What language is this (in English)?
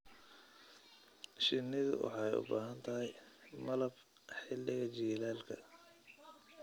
Somali